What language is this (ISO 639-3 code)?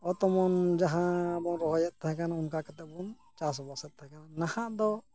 sat